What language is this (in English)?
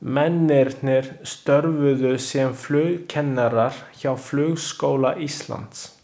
Icelandic